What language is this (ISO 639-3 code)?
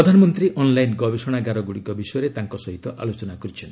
ori